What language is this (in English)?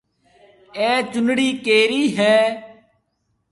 Marwari (Pakistan)